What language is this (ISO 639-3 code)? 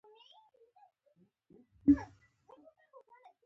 pus